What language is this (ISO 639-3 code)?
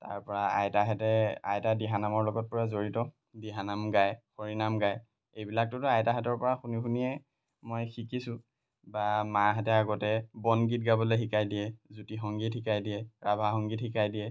asm